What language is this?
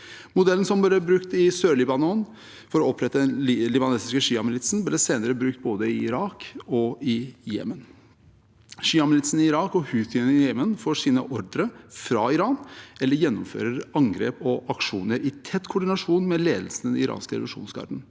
Norwegian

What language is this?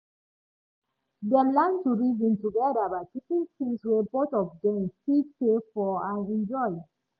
Nigerian Pidgin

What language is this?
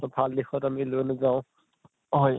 Assamese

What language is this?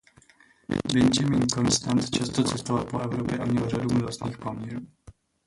Czech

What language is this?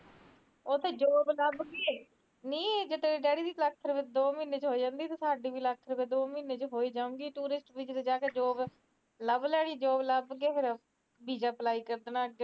Punjabi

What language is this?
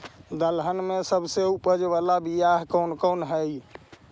Magahi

